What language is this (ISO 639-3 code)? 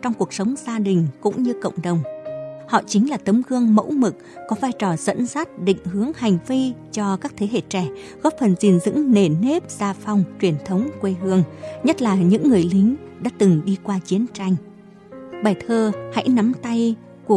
vie